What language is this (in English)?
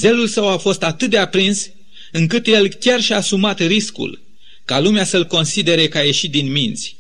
Romanian